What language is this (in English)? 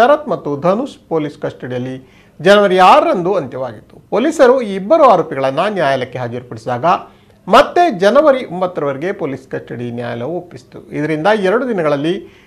Arabic